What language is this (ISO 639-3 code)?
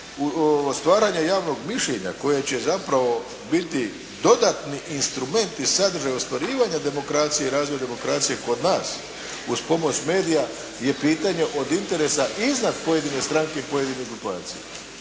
hrv